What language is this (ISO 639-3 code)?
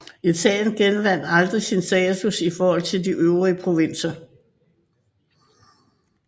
dan